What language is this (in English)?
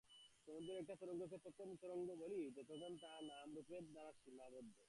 Bangla